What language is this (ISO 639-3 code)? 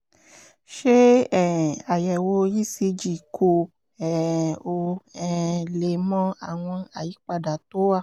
yor